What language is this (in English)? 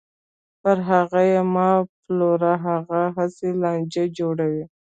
Pashto